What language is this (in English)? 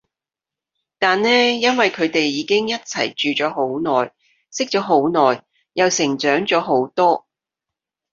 Cantonese